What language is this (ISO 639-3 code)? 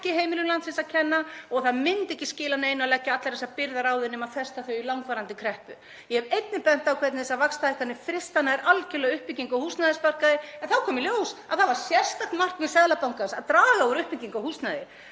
isl